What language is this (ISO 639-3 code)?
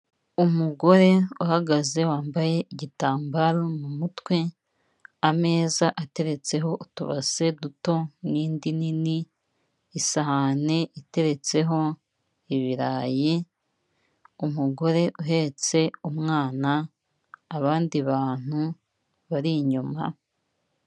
kin